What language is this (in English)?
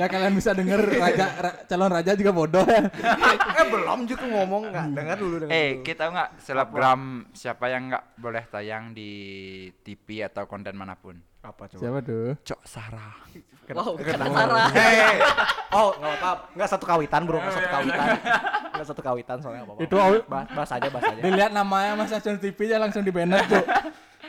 Indonesian